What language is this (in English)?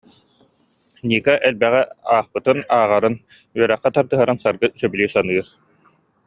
Yakut